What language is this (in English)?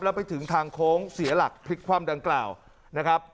Thai